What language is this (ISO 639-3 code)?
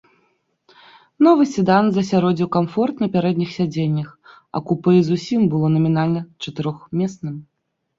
bel